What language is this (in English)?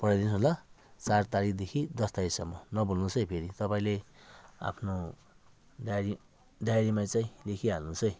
Nepali